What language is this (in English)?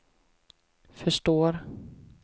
Swedish